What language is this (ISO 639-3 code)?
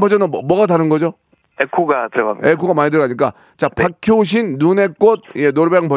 kor